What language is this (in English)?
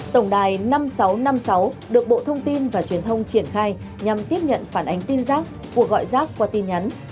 Vietnamese